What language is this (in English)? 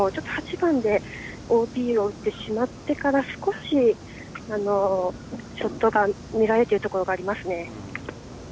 Japanese